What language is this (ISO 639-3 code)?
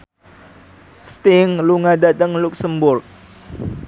jav